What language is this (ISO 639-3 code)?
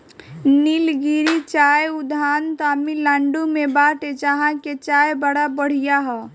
bho